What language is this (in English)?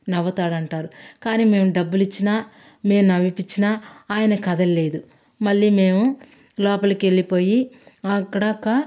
Telugu